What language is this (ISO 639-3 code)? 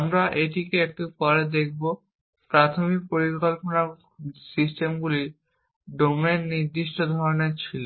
ben